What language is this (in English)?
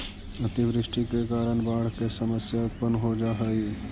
Magahi